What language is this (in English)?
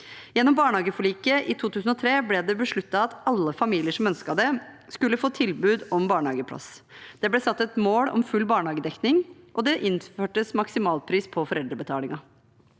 Norwegian